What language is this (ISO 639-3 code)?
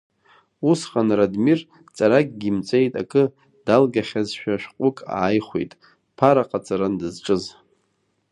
abk